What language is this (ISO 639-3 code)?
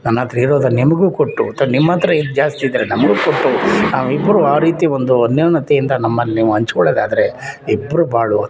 kan